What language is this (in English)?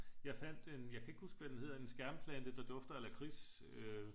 Danish